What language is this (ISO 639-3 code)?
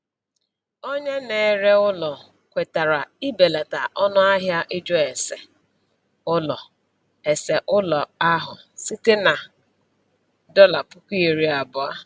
ibo